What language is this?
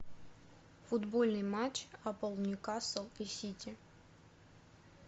Russian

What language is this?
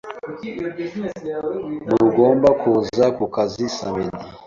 Kinyarwanda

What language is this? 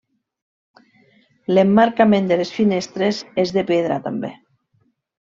Catalan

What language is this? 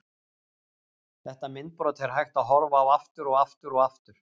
Icelandic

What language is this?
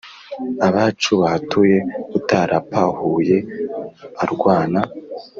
Kinyarwanda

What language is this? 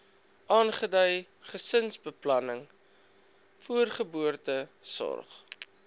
Afrikaans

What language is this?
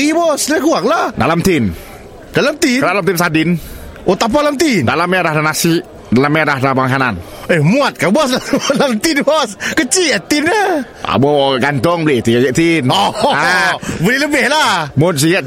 Malay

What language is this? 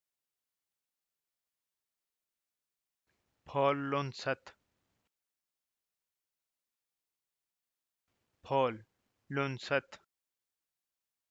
Norwegian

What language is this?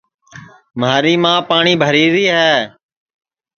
Sansi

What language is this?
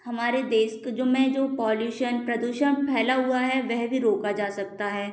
Hindi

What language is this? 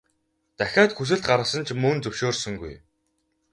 Mongolian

